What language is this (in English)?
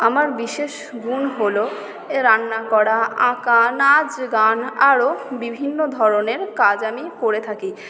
Bangla